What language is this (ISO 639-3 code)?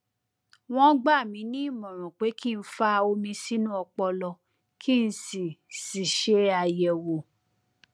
yor